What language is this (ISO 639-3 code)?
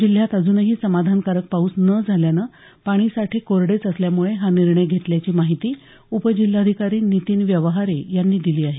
mar